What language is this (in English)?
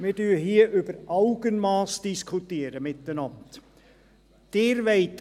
Swiss German